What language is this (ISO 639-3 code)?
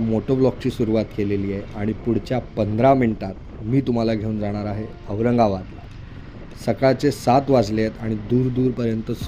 hin